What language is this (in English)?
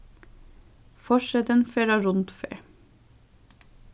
Faroese